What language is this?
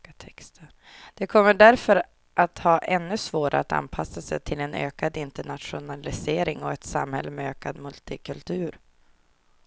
Swedish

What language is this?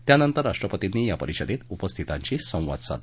Marathi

